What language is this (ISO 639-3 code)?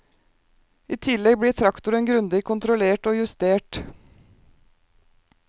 nor